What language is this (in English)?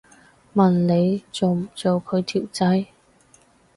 Cantonese